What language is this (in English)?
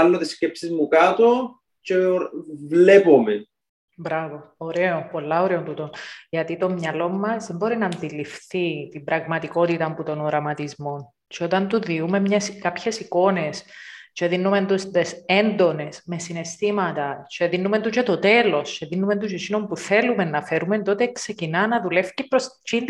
Greek